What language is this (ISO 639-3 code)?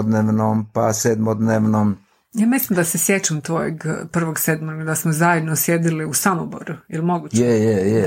hrv